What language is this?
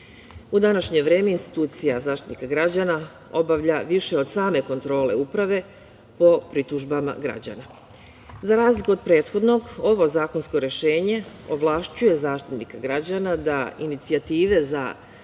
Serbian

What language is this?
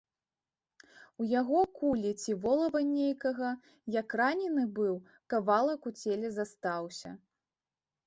Belarusian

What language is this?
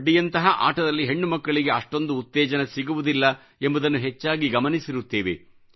Kannada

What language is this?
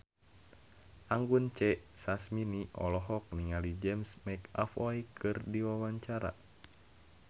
Sundanese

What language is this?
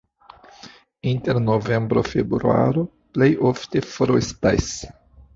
Esperanto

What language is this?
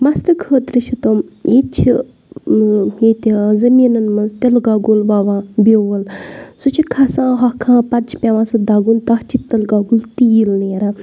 Kashmiri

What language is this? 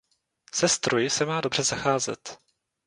Czech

